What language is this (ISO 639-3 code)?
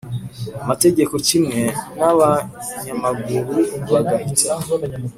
kin